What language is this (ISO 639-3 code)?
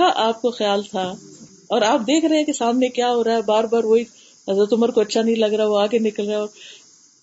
urd